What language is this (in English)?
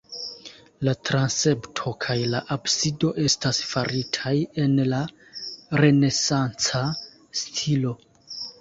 Esperanto